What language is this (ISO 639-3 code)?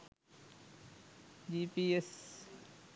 sin